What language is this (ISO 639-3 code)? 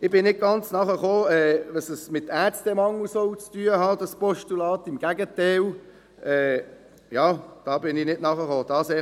gsw